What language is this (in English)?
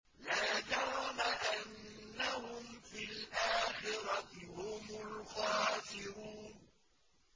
Arabic